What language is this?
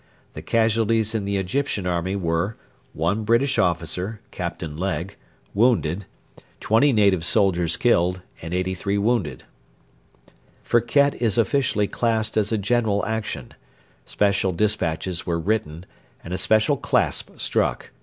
English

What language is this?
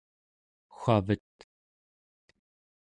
Central Yupik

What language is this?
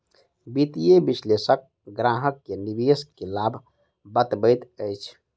Maithili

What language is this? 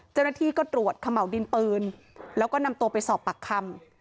Thai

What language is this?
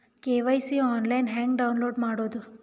Kannada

